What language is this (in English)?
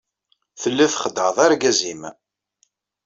Kabyle